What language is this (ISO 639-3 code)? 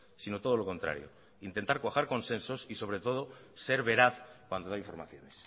spa